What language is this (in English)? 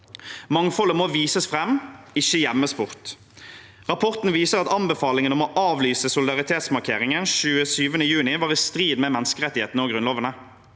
Norwegian